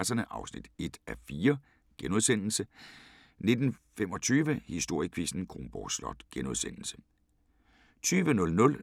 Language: Danish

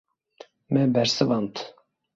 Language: Kurdish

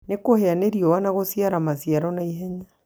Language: Kikuyu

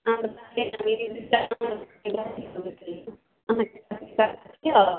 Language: Maithili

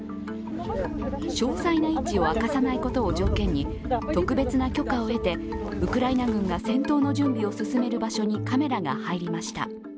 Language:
Japanese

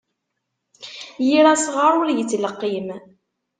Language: Kabyle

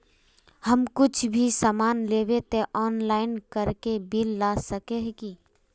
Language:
Magahi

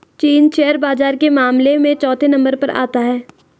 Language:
Hindi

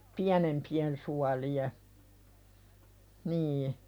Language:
Finnish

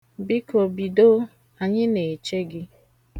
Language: Igbo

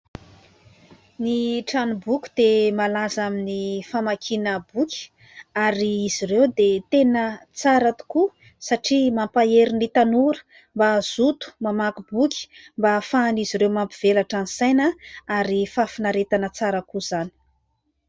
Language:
Malagasy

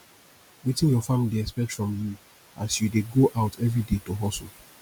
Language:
Nigerian Pidgin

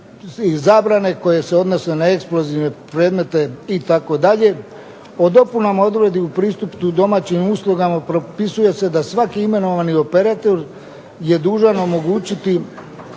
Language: Croatian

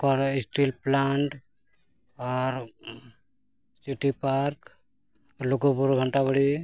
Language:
Santali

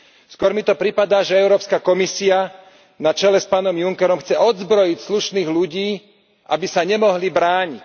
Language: Slovak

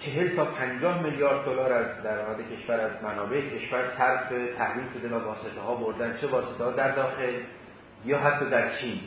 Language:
Persian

